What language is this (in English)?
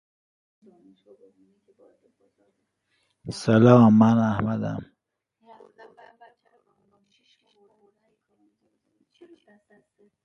Persian